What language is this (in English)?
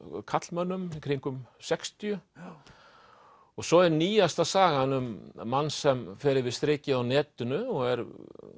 Icelandic